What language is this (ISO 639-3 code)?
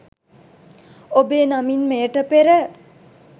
sin